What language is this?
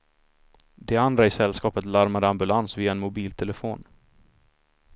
Swedish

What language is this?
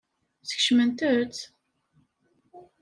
Kabyle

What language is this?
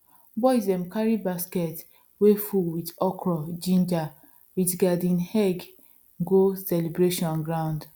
Nigerian Pidgin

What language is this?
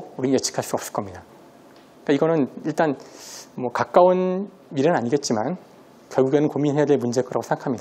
Korean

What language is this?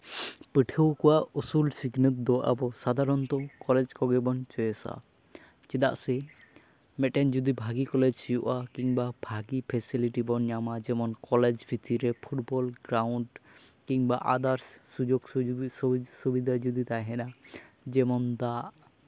Santali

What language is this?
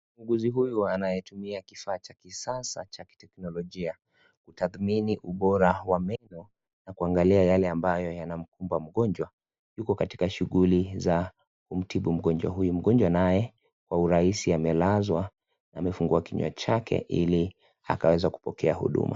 Swahili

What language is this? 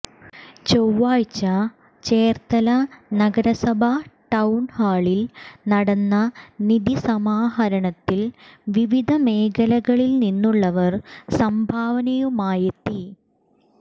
Malayalam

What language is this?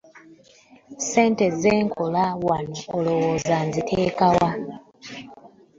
Ganda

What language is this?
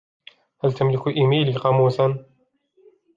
Arabic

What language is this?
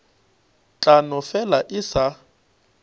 Northern Sotho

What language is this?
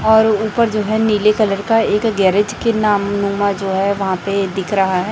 Hindi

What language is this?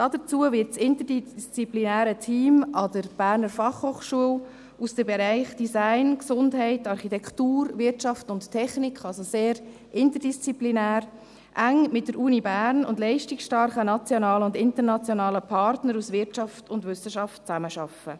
Swiss German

